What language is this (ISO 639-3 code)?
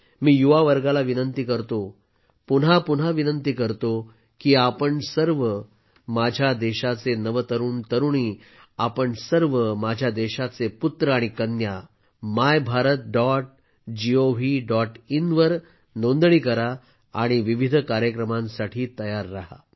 mar